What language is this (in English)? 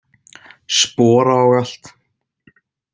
Icelandic